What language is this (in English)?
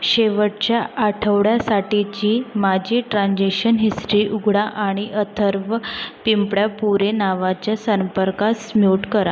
Marathi